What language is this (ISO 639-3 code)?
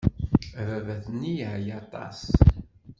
kab